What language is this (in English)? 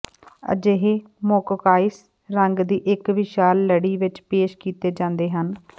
Punjabi